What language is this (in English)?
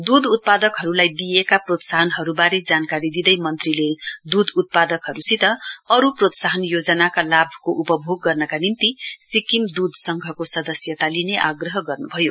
Nepali